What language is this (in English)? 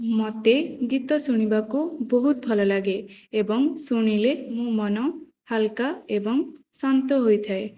Odia